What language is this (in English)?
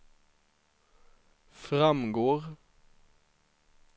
Swedish